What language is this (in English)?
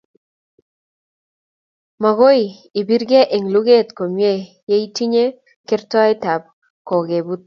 Kalenjin